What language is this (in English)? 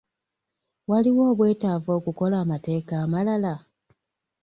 Ganda